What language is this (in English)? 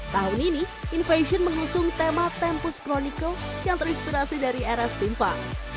Indonesian